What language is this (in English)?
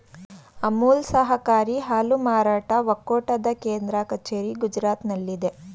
Kannada